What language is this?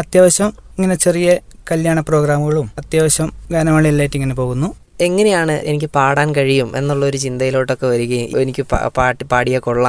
Malayalam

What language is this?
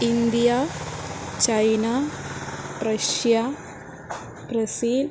Sanskrit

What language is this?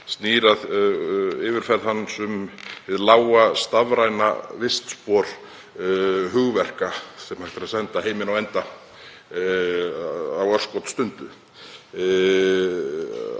Icelandic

